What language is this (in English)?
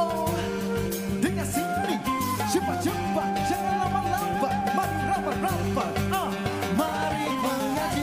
Malay